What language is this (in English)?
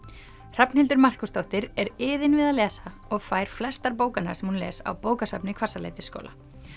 Icelandic